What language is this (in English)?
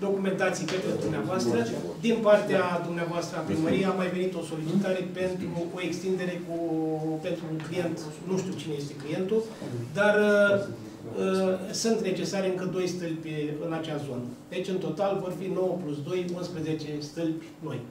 Romanian